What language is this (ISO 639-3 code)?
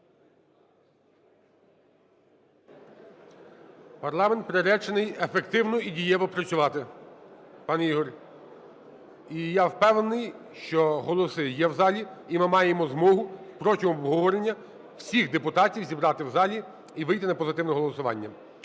ukr